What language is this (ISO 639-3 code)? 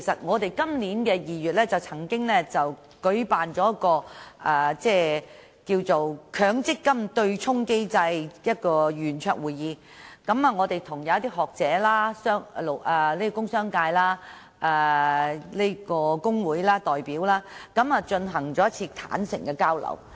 yue